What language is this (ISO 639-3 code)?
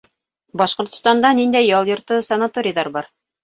bak